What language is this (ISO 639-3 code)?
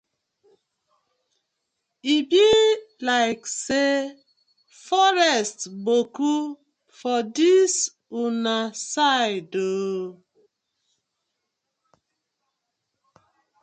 pcm